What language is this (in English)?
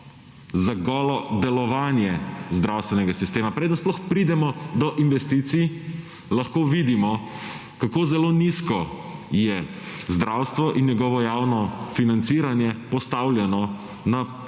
Slovenian